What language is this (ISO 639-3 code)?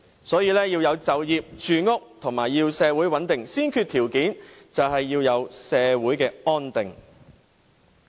yue